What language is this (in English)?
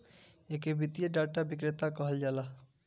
Bhojpuri